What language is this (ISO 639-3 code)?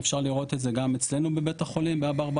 heb